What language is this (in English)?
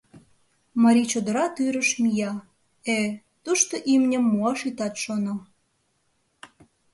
Mari